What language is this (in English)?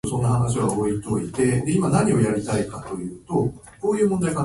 Japanese